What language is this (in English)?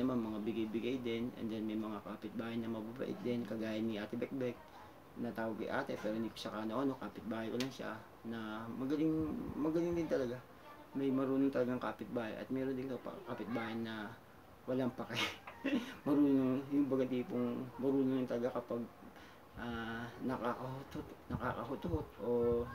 Filipino